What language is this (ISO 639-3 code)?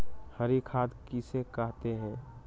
mag